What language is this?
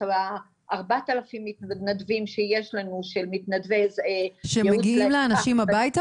Hebrew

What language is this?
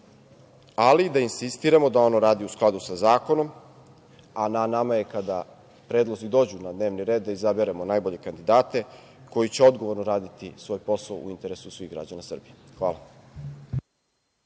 Serbian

